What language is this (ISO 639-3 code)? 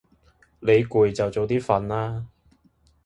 yue